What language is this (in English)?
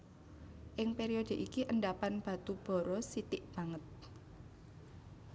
Javanese